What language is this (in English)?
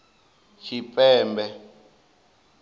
Venda